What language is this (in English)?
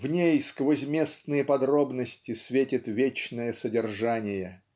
Russian